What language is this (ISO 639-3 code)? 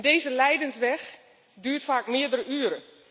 nld